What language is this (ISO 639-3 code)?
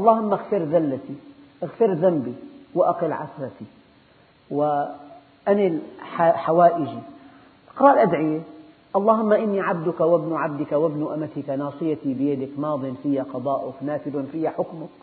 ara